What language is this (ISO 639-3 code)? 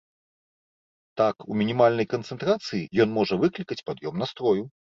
bel